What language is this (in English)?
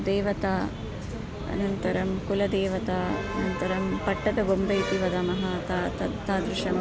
Sanskrit